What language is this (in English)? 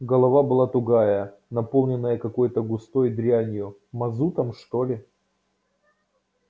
Russian